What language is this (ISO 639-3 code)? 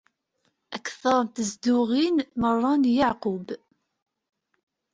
kab